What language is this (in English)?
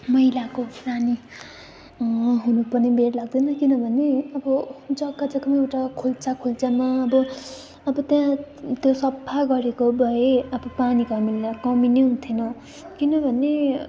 Nepali